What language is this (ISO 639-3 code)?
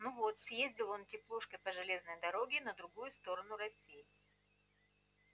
rus